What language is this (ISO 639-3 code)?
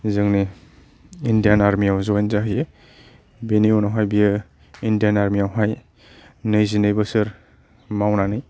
brx